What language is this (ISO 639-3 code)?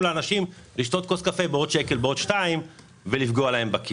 heb